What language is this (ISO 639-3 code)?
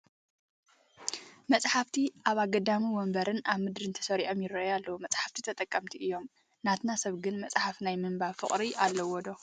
tir